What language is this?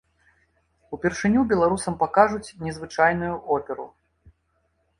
Belarusian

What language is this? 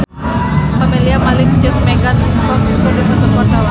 Sundanese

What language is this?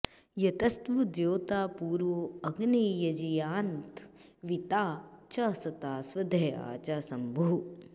Sanskrit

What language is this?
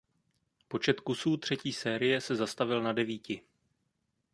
Czech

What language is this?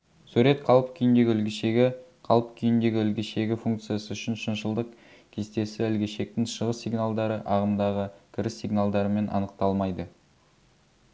Kazakh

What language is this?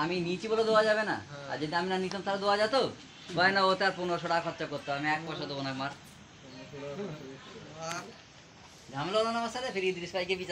Bangla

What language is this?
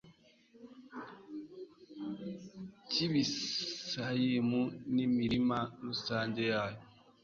Kinyarwanda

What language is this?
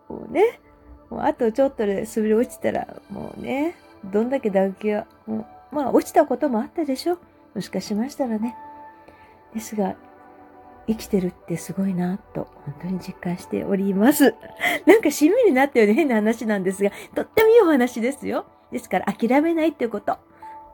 Japanese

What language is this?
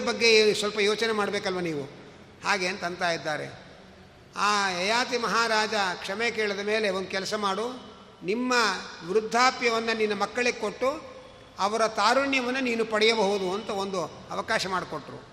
Kannada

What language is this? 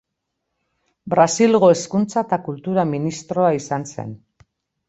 Basque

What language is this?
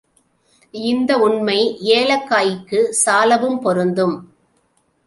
Tamil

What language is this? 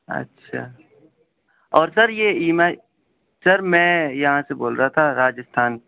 Urdu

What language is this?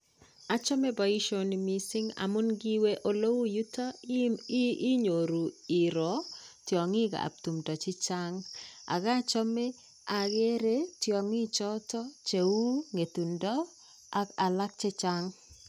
Kalenjin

